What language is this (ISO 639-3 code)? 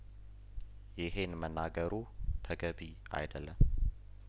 amh